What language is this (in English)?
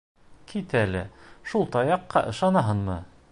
Bashkir